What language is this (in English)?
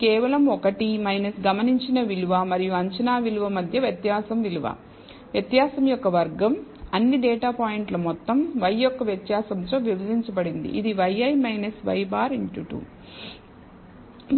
Telugu